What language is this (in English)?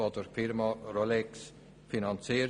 Swiss German